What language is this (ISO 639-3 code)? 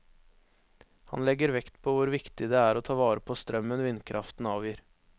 nor